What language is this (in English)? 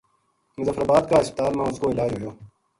Gujari